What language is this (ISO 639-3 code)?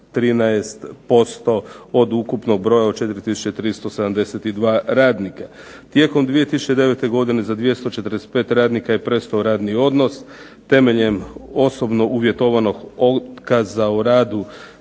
hrv